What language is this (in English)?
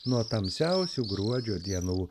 Lithuanian